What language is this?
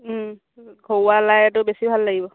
Assamese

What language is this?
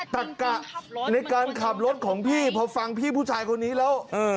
Thai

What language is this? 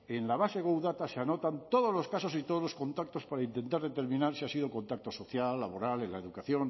Spanish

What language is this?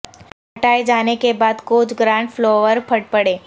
Urdu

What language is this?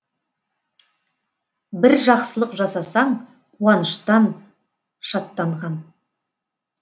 Kazakh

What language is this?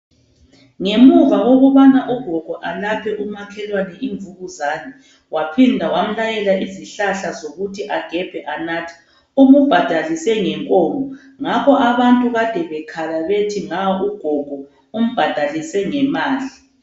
North Ndebele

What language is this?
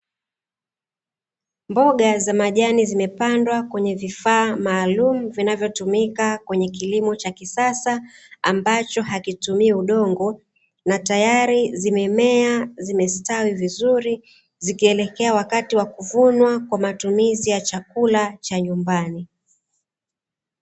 Swahili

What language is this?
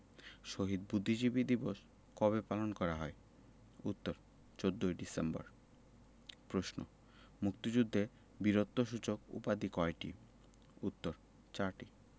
Bangla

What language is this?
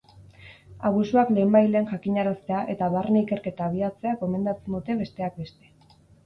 Basque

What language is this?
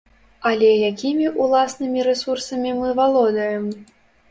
Belarusian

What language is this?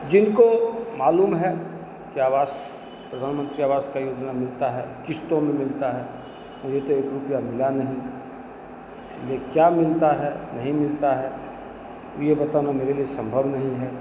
Hindi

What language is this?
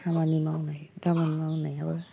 Bodo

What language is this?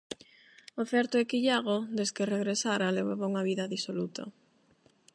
Galician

